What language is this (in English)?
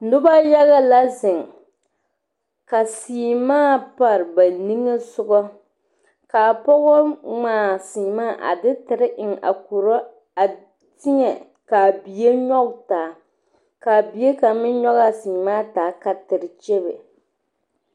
Southern Dagaare